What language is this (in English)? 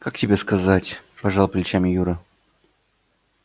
Russian